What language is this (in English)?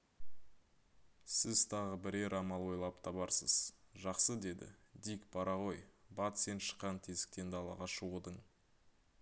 Kazakh